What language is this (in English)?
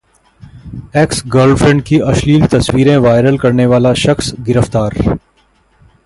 Hindi